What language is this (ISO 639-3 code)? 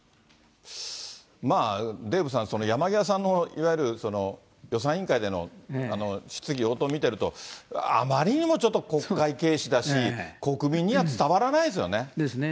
jpn